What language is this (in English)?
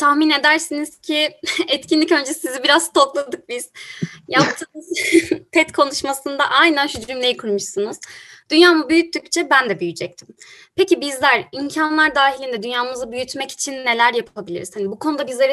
Turkish